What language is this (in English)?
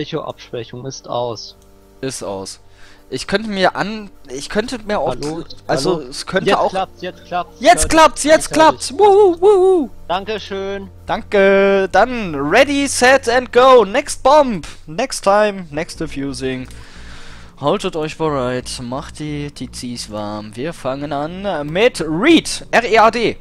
German